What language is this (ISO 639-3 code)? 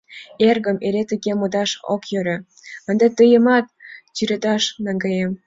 chm